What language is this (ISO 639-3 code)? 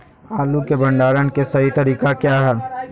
mag